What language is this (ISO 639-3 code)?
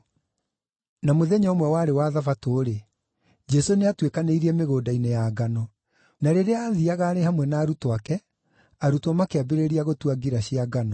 kik